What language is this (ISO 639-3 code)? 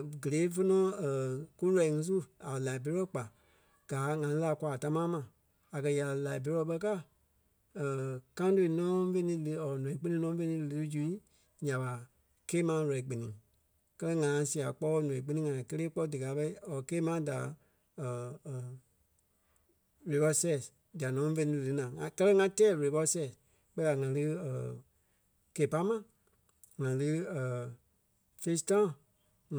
kpe